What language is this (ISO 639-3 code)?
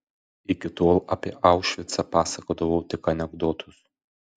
lit